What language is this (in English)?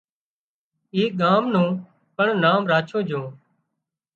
Wadiyara Koli